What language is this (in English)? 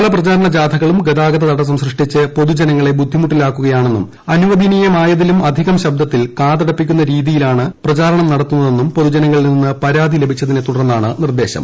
Malayalam